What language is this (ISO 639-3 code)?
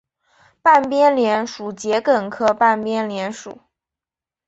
zho